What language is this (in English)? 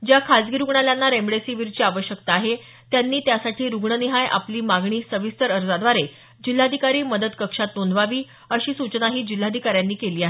Marathi